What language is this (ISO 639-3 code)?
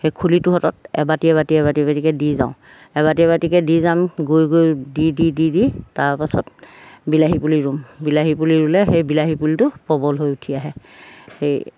asm